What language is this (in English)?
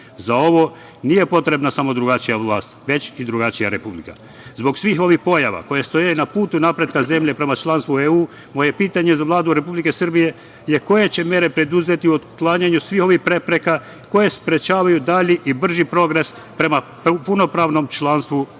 Serbian